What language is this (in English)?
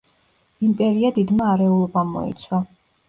Georgian